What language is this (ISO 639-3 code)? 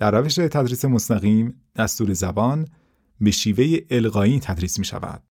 fas